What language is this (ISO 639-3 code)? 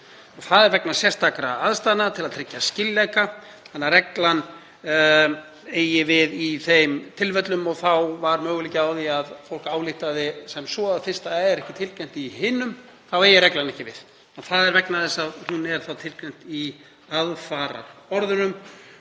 isl